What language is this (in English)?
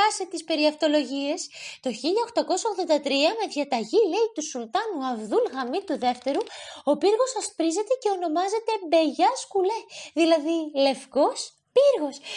Greek